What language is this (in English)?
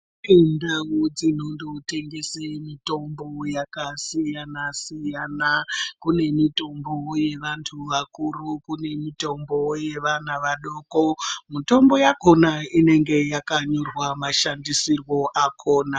Ndau